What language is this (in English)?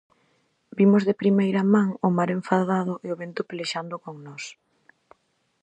Galician